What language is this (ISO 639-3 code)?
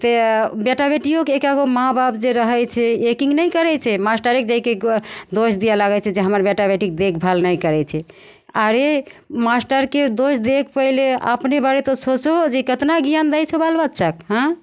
mai